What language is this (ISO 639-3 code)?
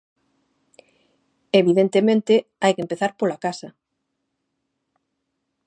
glg